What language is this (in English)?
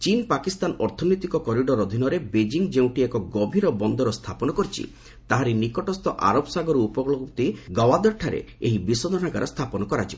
Odia